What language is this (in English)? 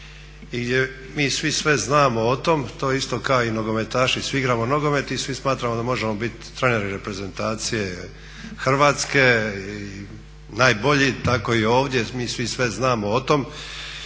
Croatian